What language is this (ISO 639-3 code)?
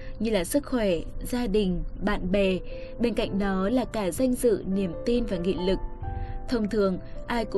vie